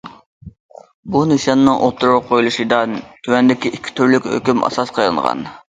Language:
Uyghur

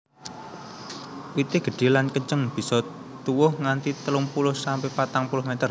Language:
Javanese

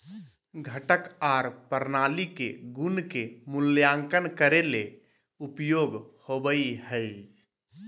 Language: Magahi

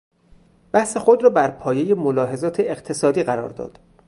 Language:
Persian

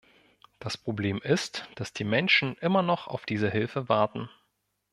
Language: German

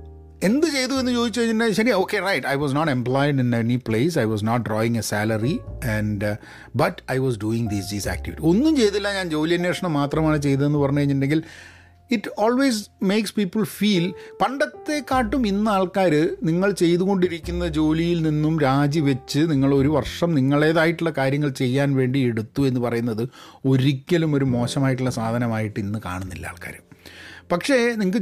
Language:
Malayalam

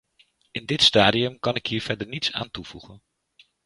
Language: Dutch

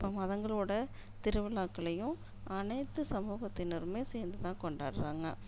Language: Tamil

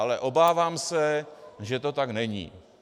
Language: Czech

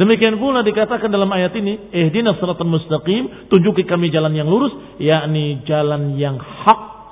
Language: Indonesian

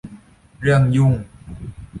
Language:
Thai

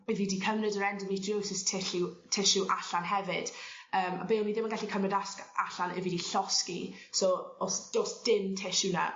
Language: Welsh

